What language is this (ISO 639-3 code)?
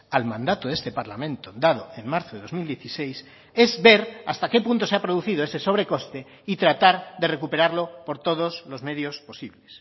spa